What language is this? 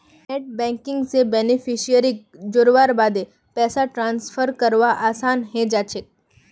Magahi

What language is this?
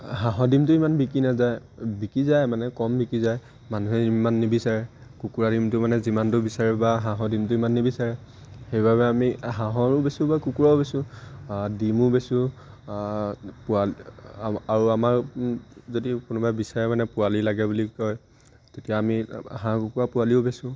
Assamese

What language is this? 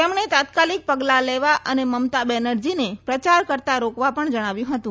Gujarati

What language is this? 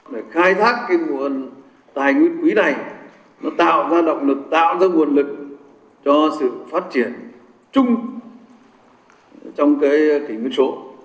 Vietnamese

